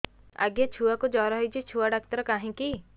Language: Odia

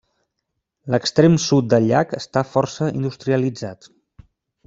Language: Catalan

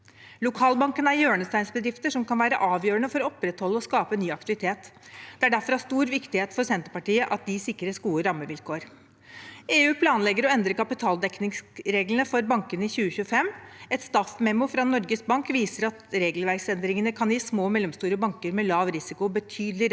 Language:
Norwegian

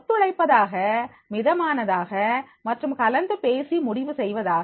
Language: Tamil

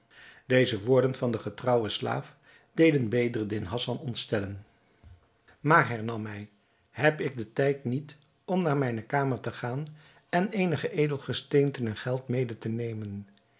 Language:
Dutch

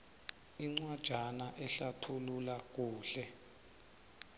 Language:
South Ndebele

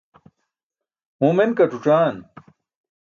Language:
Burushaski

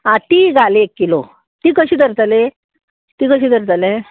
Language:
Konkani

